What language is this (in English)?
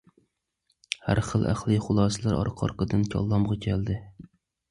Uyghur